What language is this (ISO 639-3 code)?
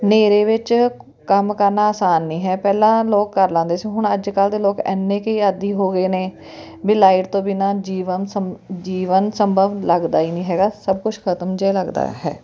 pan